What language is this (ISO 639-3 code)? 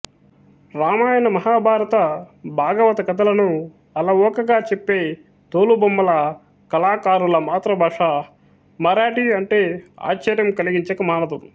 tel